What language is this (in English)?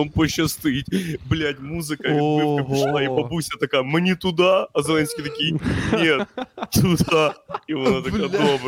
Ukrainian